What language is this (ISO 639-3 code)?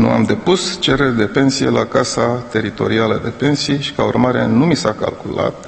ron